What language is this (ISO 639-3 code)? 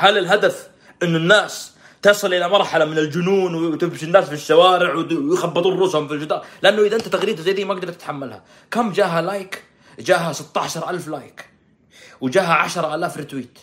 ara